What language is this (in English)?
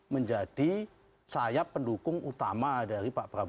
Indonesian